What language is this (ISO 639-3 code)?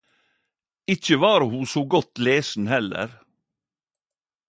nno